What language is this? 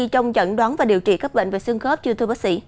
Vietnamese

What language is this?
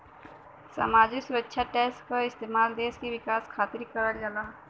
Bhojpuri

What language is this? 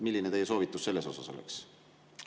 Estonian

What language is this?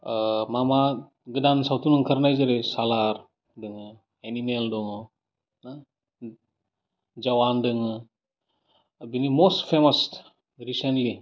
Bodo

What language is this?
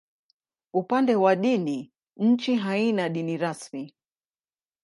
Swahili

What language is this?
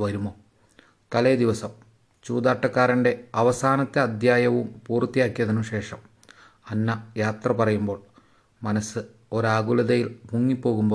Malayalam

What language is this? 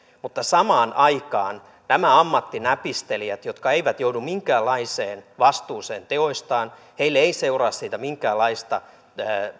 Finnish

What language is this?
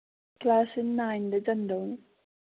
Manipuri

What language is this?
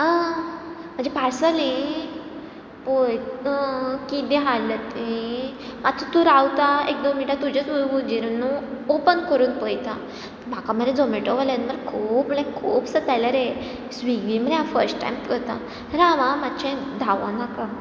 Konkani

